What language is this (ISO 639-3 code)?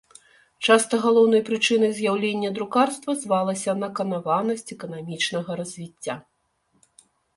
bel